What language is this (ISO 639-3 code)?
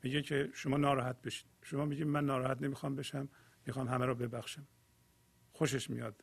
fas